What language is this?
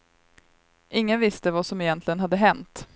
Swedish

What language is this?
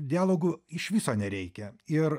Lithuanian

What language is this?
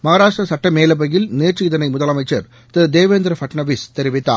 Tamil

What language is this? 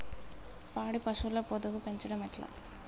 Telugu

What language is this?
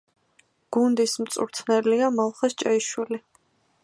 Georgian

